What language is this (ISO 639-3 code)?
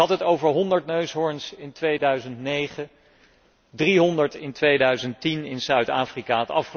nld